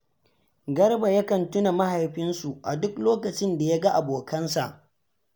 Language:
Hausa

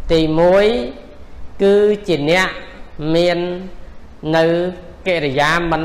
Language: Thai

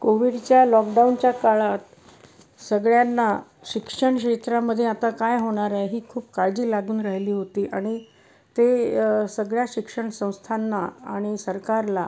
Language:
Marathi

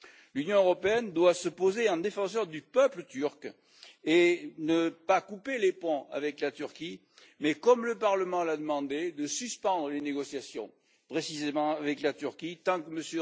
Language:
French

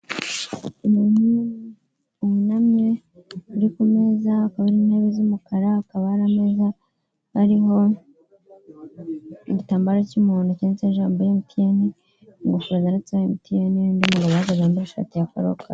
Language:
Kinyarwanda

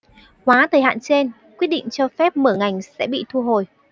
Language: Vietnamese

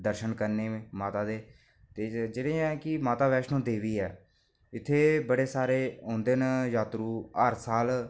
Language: Dogri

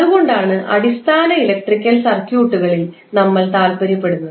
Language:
Malayalam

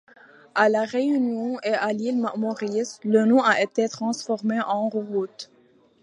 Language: French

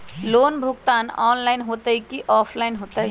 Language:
Magahi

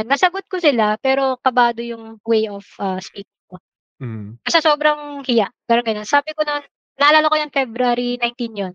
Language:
Filipino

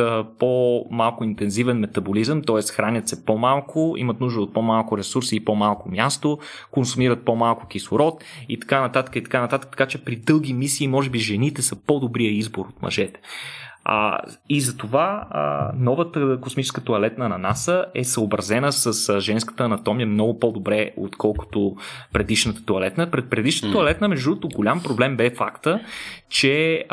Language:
Bulgarian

